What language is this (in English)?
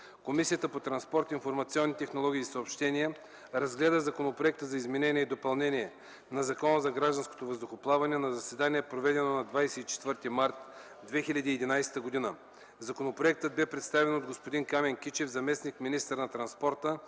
Bulgarian